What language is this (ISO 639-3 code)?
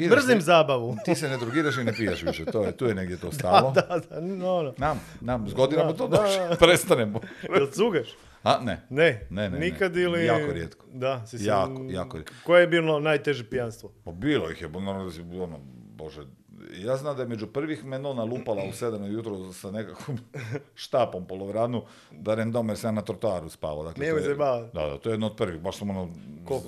hrv